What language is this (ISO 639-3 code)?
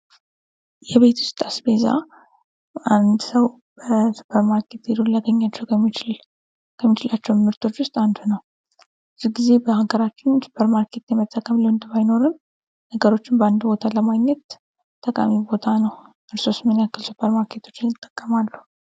amh